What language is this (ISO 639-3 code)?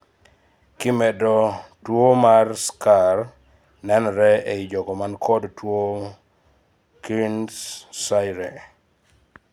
luo